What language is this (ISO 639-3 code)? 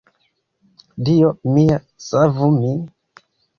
epo